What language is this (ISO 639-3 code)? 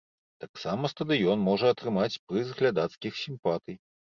bel